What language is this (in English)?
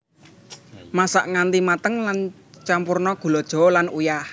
Javanese